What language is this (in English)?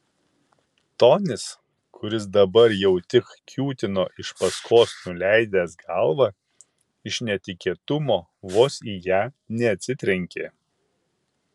Lithuanian